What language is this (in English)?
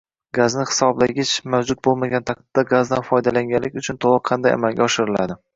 Uzbek